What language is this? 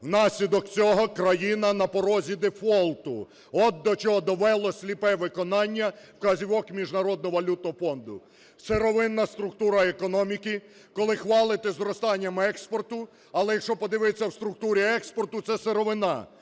Ukrainian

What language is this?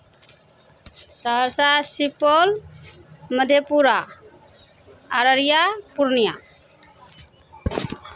Maithili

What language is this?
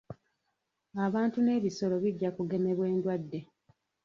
Ganda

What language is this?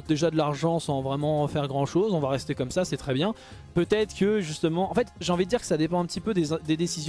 French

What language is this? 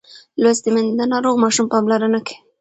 Pashto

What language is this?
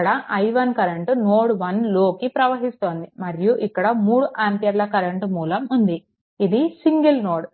Telugu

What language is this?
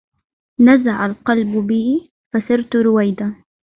Arabic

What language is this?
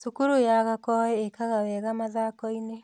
Kikuyu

